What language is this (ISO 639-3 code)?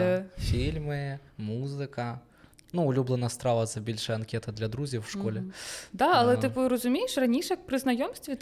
ukr